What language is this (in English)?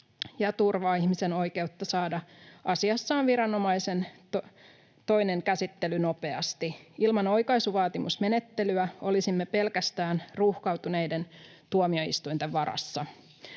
Finnish